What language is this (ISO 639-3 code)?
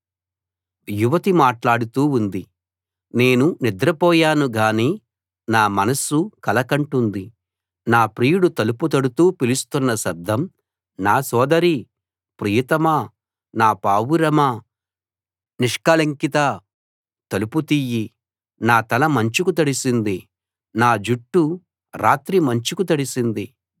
tel